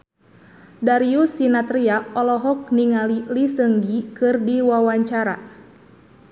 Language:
Sundanese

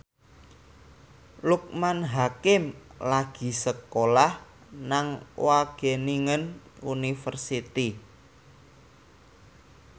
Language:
Javanese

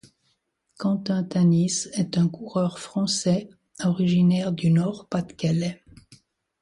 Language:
French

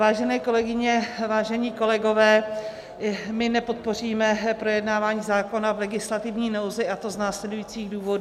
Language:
Czech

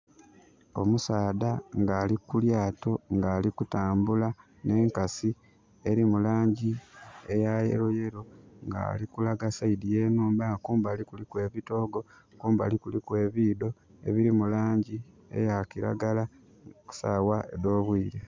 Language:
Soga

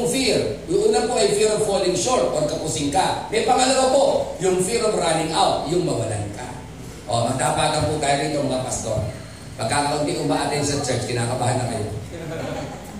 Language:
Filipino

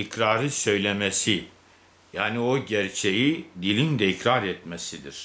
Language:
Turkish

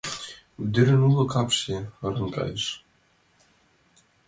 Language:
Mari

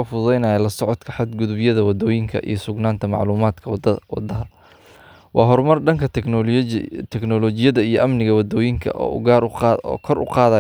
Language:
Somali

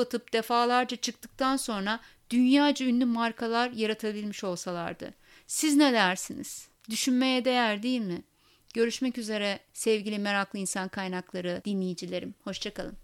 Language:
Turkish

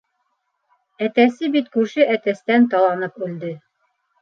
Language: Bashkir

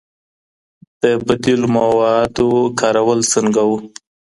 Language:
Pashto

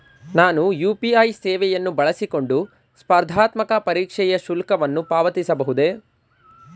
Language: Kannada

